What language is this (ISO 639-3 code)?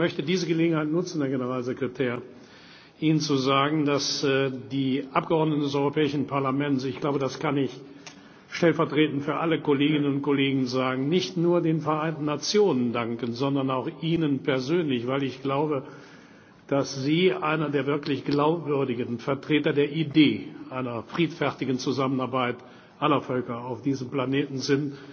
deu